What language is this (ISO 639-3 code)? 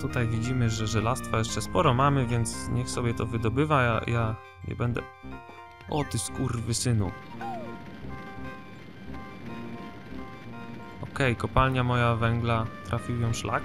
pol